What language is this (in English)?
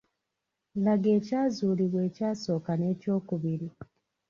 Ganda